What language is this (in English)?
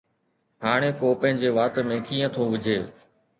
Sindhi